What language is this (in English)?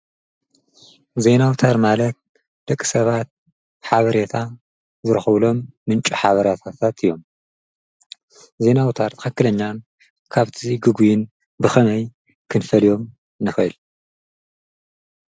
Tigrinya